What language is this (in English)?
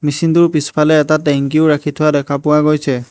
Assamese